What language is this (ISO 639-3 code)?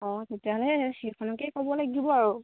asm